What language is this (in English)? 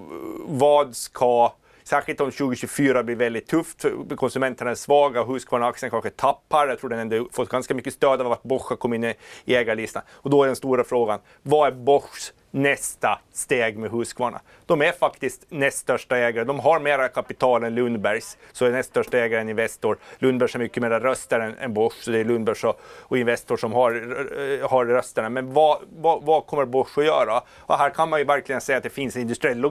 Swedish